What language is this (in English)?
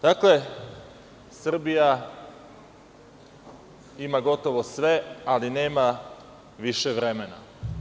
Serbian